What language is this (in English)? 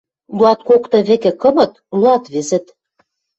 Western Mari